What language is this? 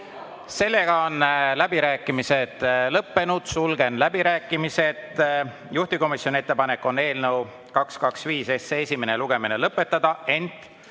Estonian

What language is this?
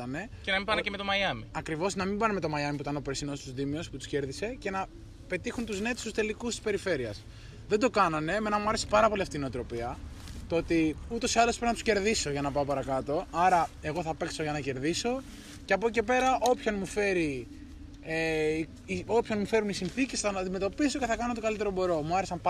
Greek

